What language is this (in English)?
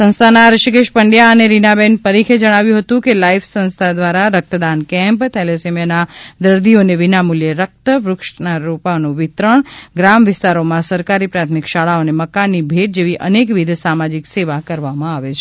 Gujarati